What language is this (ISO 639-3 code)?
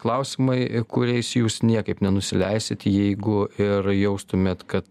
lit